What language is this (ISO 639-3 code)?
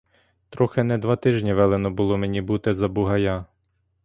ukr